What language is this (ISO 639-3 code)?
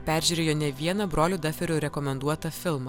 lit